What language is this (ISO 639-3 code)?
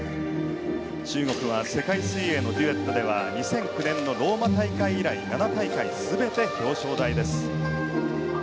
jpn